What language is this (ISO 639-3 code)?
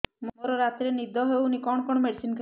ori